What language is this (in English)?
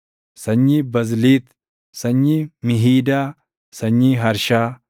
Oromo